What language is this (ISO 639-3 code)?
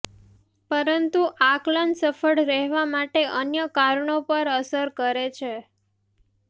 guj